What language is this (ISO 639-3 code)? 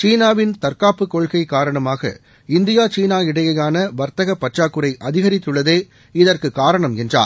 tam